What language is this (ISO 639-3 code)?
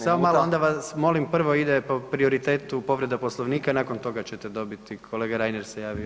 hrv